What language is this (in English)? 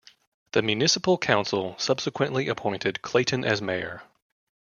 English